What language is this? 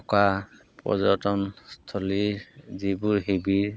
Assamese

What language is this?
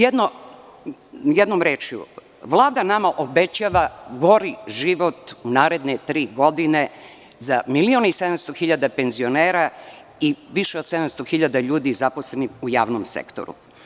Serbian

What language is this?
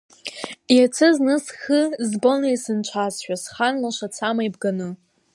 Abkhazian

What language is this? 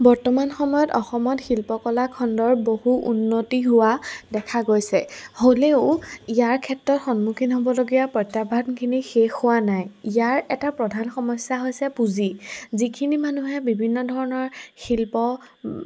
Assamese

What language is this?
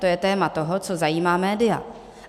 Czech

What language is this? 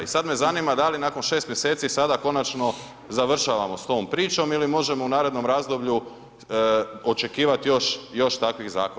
Croatian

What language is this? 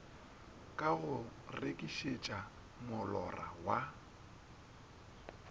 Northern Sotho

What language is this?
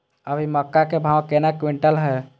Maithili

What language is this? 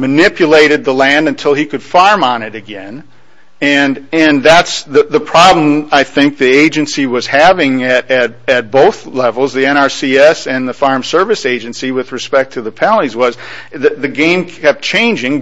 English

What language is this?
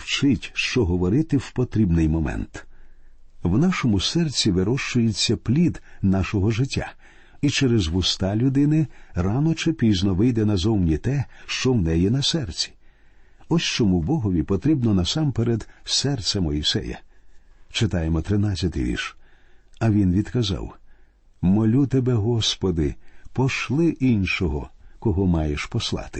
Ukrainian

